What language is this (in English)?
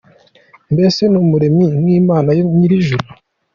Kinyarwanda